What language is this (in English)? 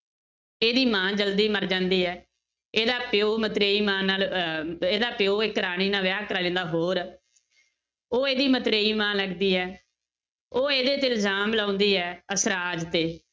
Punjabi